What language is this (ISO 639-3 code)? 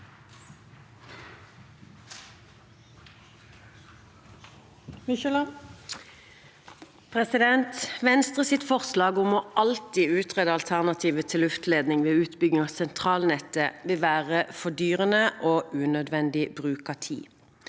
nor